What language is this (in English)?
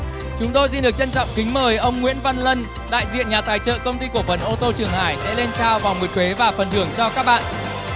Vietnamese